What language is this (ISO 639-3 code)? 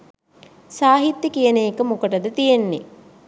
sin